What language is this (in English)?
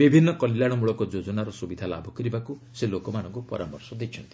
Odia